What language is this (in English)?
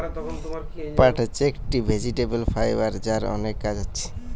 Bangla